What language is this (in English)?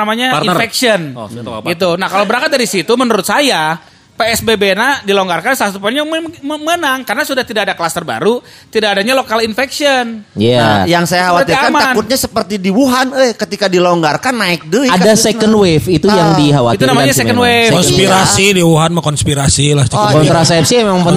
Indonesian